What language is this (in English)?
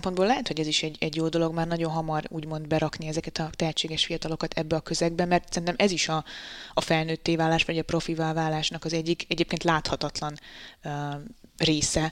Hungarian